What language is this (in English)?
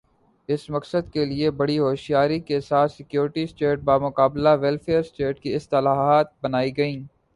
Urdu